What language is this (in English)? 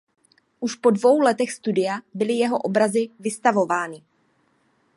Czech